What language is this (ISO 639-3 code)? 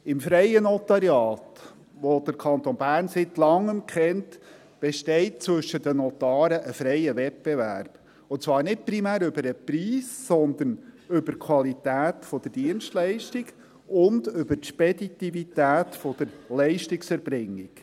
gsw